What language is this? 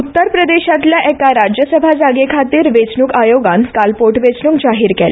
Konkani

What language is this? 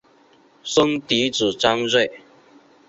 Chinese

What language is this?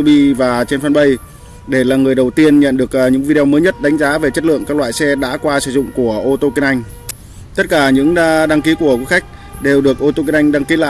Vietnamese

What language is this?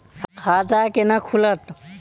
Maithili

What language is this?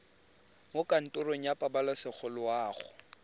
Tswana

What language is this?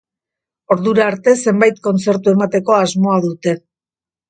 Basque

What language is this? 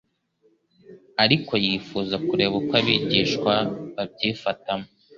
Kinyarwanda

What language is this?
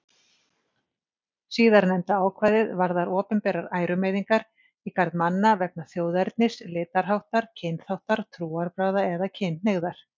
Icelandic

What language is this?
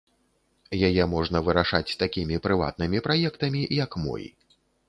Belarusian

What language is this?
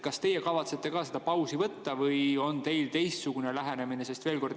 Estonian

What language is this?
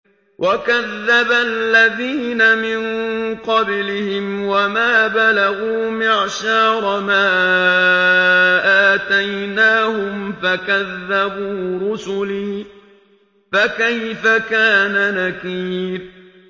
Arabic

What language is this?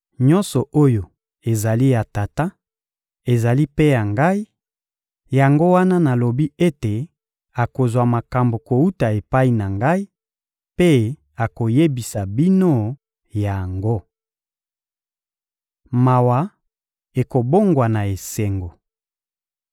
Lingala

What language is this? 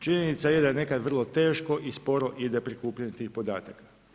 Croatian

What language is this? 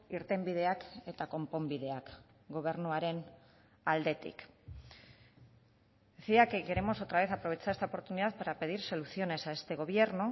Spanish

